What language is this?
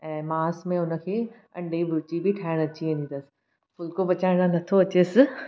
Sindhi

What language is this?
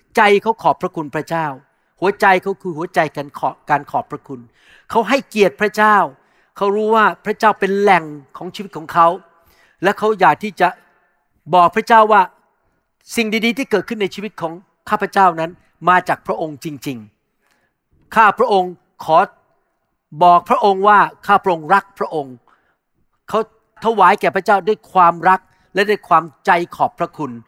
Thai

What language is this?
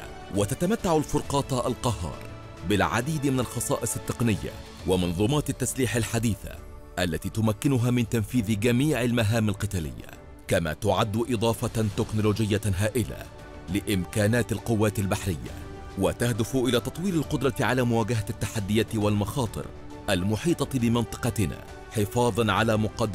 Arabic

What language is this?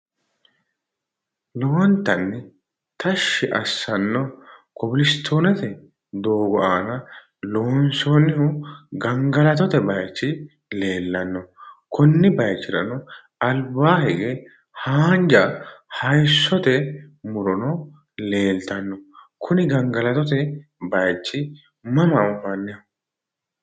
Sidamo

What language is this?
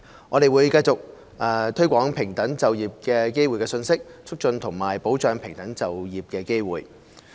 Cantonese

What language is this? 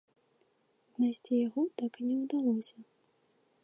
Belarusian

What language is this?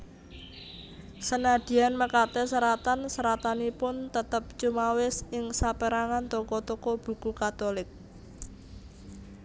Javanese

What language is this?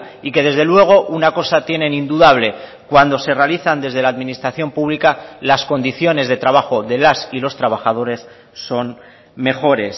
Spanish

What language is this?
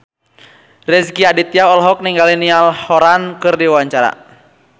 Sundanese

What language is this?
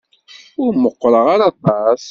Kabyle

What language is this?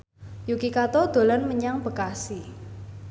Javanese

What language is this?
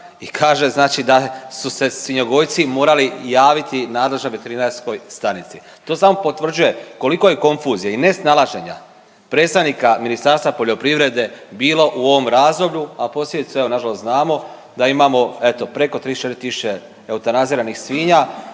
Croatian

